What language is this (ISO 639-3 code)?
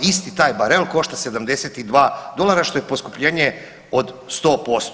hrv